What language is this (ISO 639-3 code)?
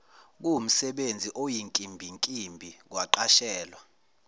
zul